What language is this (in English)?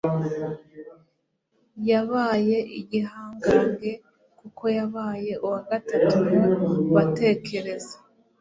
Kinyarwanda